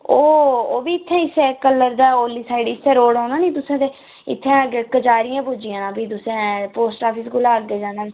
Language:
Dogri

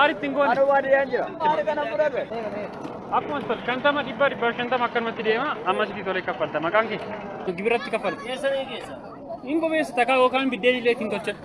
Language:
Oromo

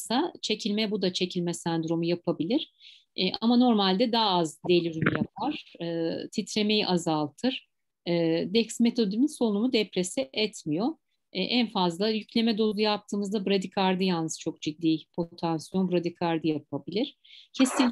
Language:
Turkish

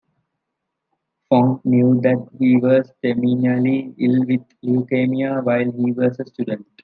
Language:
English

